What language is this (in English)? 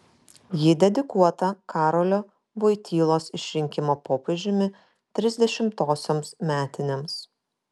Lithuanian